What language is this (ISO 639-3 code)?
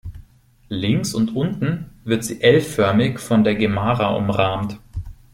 deu